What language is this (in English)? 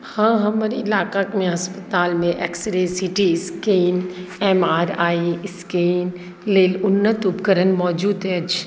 Maithili